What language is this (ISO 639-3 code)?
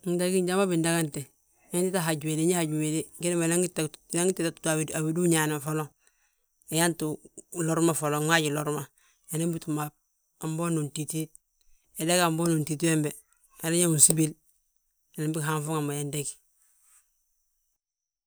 bjt